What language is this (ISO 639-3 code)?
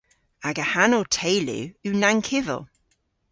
cor